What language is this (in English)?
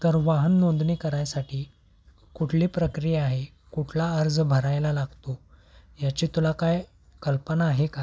Marathi